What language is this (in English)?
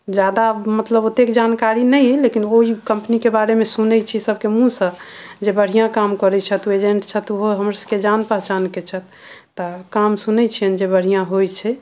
Maithili